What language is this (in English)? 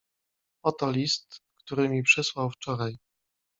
Polish